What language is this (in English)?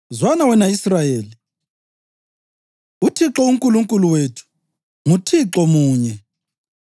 North Ndebele